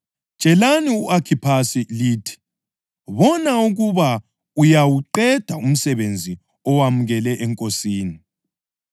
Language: North Ndebele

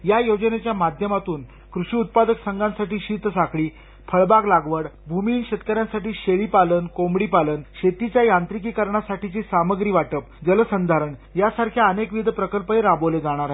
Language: Marathi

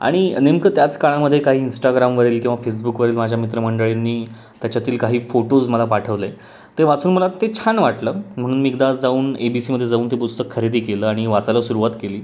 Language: Marathi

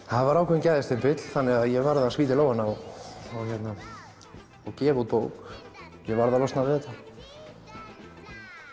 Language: Icelandic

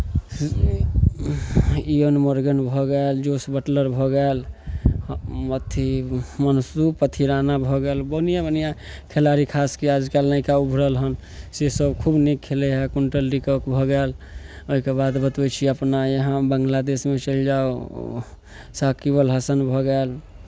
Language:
Maithili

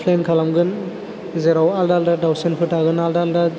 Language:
Bodo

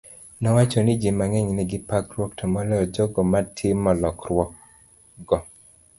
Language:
Luo (Kenya and Tanzania)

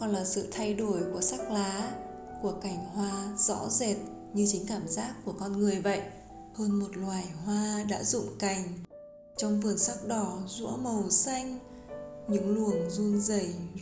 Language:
Vietnamese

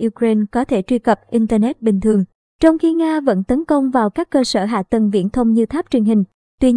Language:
Vietnamese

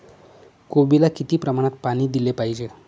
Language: Marathi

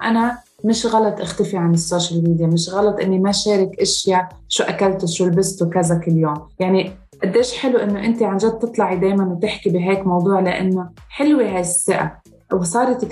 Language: Arabic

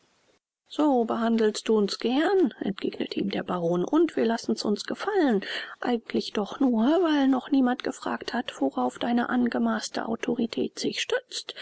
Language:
German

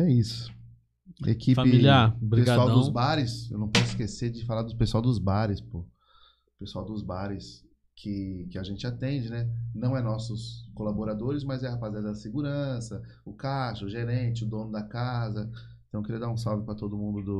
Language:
Portuguese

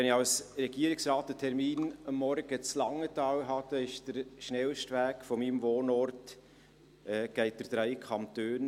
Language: Swiss German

